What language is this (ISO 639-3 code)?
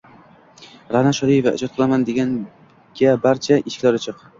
uzb